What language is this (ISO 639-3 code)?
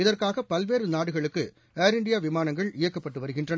tam